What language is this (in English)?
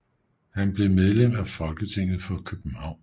Danish